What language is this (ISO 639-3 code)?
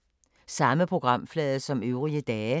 dan